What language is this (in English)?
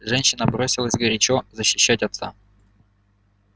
Russian